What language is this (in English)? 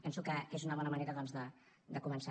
Catalan